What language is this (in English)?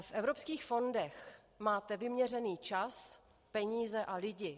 Czech